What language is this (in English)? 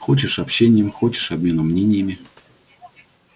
Russian